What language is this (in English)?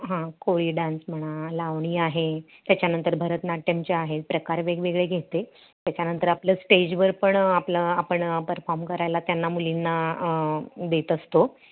Marathi